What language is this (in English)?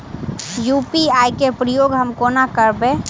Maithili